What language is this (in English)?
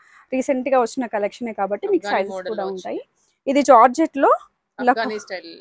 Telugu